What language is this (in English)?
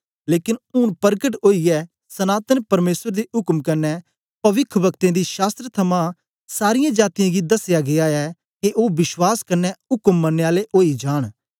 Dogri